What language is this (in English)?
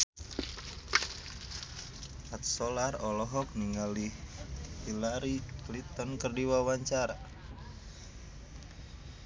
Sundanese